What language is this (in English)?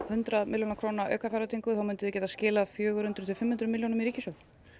Icelandic